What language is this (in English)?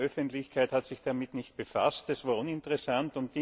German